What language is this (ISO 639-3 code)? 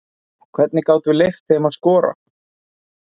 isl